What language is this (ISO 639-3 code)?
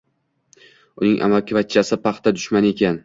uzb